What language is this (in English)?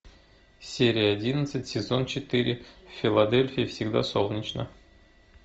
Russian